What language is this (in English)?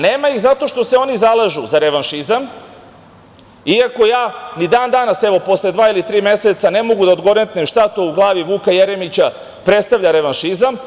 Serbian